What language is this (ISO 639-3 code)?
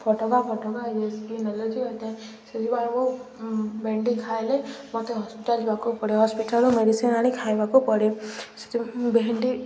ori